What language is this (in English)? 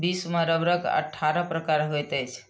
Maithili